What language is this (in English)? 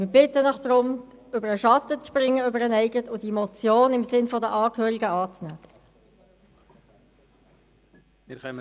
Swiss German